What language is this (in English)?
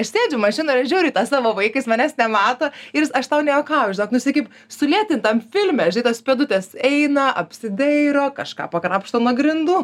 Lithuanian